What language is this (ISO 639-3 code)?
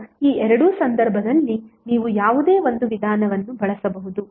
kan